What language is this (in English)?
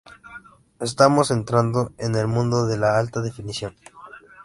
Spanish